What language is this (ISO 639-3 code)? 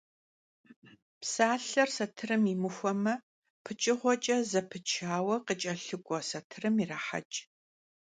kbd